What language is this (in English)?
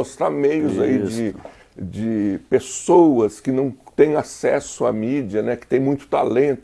Portuguese